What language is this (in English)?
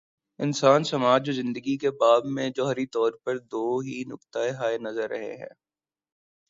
Urdu